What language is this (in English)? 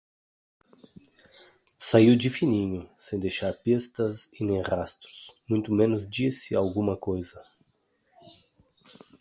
Portuguese